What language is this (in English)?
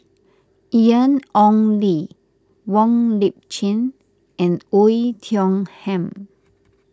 English